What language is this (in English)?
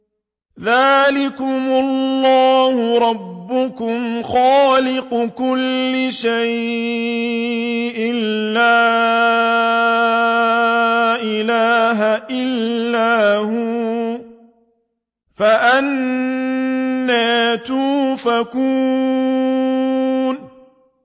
Arabic